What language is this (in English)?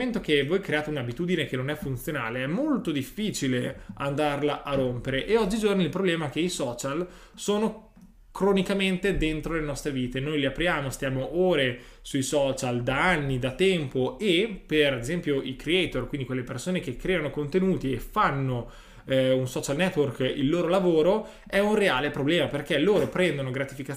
Italian